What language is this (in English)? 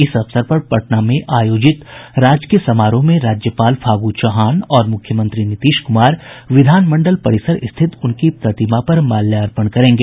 Hindi